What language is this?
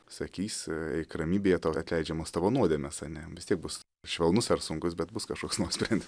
Lithuanian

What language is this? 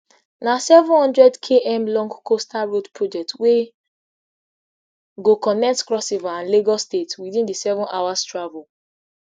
Nigerian Pidgin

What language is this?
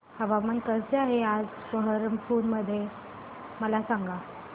Marathi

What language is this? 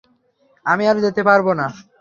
Bangla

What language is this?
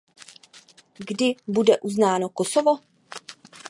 Czech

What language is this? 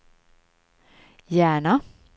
Swedish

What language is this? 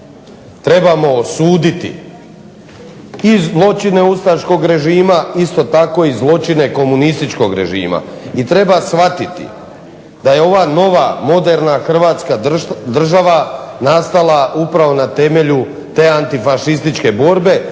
Croatian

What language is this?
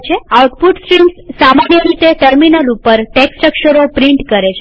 Gujarati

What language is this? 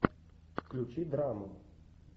Russian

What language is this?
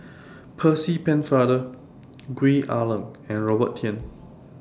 English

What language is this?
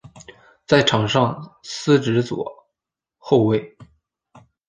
Chinese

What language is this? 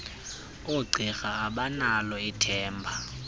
Xhosa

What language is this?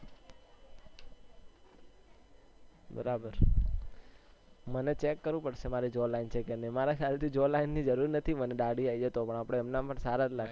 Gujarati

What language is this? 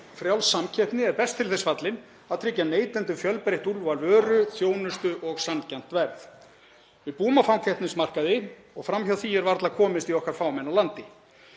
Icelandic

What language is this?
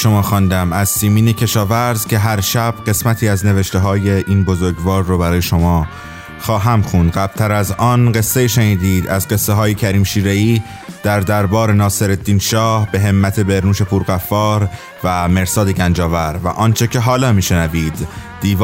Persian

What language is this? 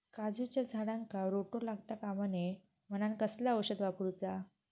Marathi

